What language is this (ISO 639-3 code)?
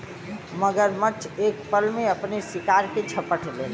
bho